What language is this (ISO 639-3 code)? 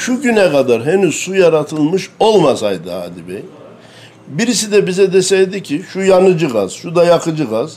tur